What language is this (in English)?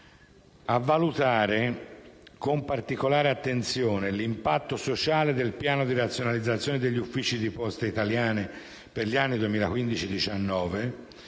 Italian